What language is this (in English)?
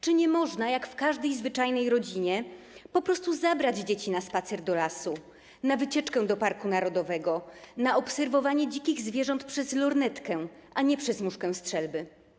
Polish